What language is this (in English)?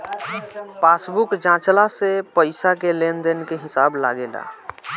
Bhojpuri